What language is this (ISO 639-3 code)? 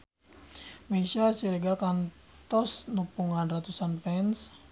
sun